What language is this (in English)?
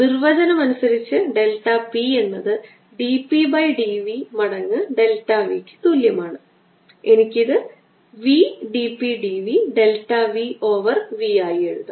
Malayalam